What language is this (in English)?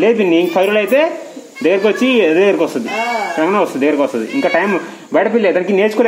Arabic